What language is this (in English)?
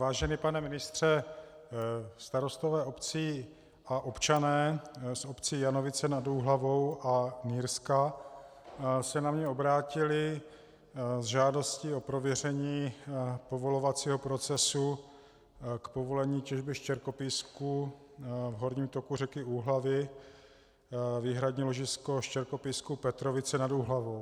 Czech